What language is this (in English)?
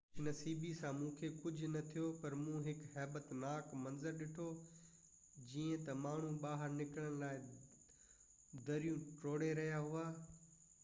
Sindhi